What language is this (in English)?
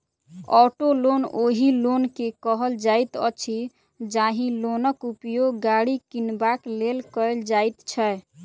Maithili